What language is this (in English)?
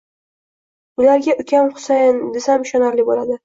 Uzbek